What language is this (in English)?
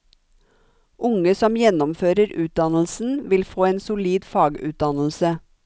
Norwegian